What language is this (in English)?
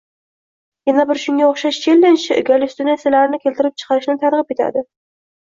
Uzbek